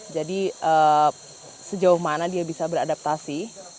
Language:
Indonesian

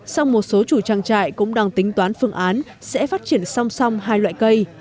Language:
Vietnamese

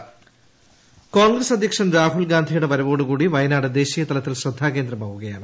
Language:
Malayalam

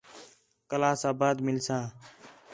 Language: Khetrani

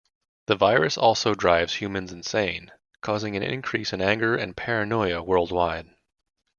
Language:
English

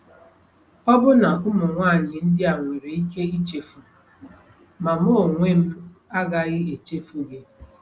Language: Igbo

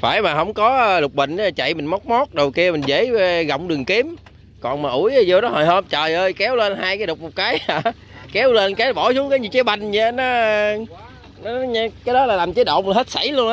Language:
Vietnamese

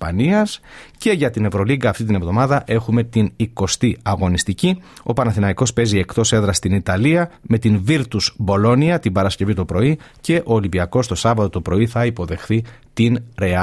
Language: Greek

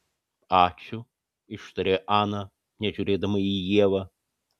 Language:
Lithuanian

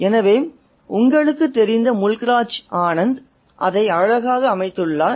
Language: Tamil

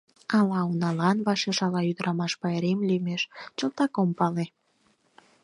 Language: Mari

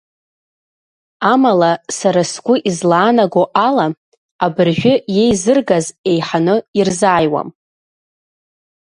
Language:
Abkhazian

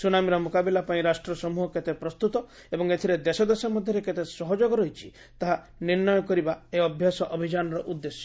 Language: Odia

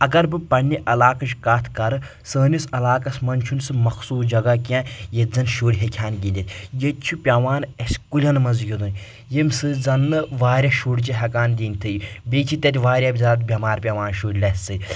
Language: Kashmiri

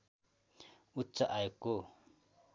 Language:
Nepali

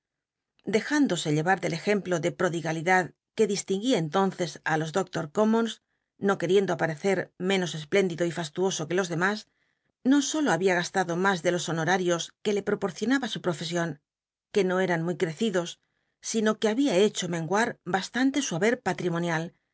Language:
Spanish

